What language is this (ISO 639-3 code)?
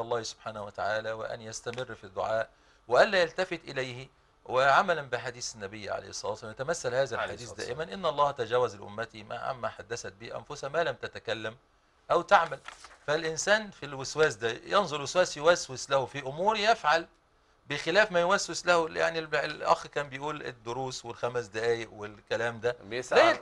ara